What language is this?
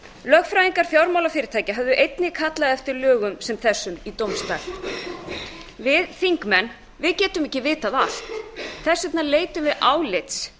Icelandic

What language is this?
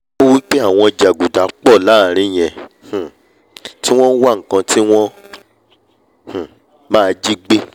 Yoruba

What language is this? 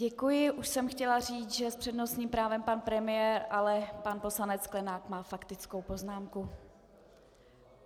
Czech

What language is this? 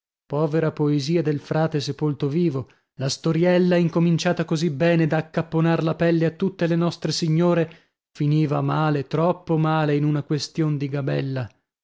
Italian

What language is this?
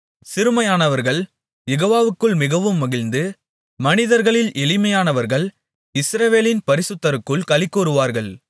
Tamil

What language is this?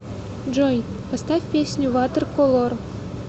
Russian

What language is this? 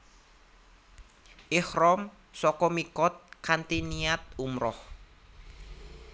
Javanese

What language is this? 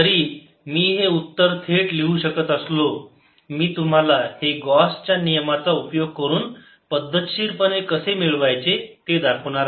Marathi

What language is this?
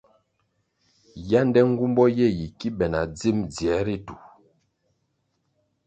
Kwasio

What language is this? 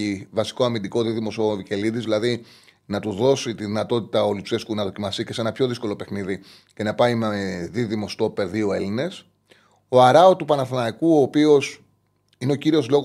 Greek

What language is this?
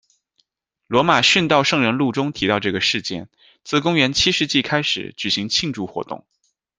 Chinese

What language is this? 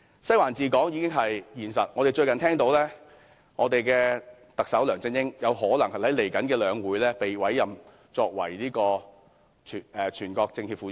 Cantonese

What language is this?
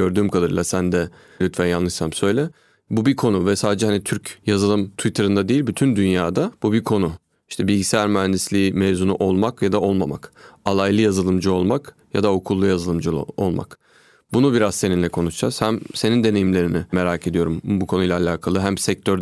Turkish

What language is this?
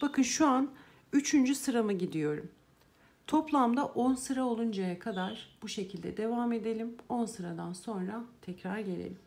Turkish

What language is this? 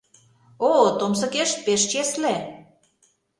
Mari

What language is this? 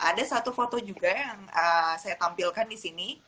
Indonesian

